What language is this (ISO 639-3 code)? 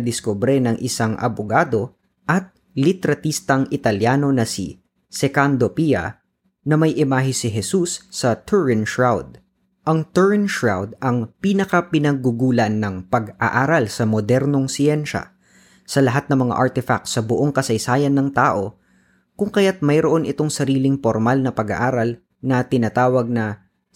fil